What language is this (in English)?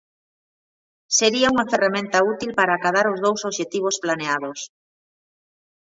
Galician